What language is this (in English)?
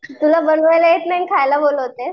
Marathi